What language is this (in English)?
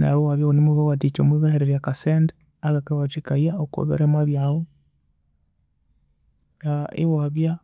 Konzo